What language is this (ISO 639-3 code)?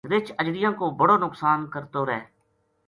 gju